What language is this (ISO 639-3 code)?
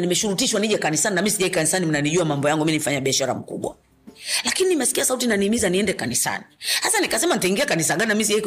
swa